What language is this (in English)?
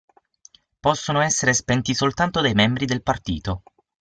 Italian